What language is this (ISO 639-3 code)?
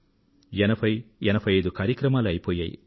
tel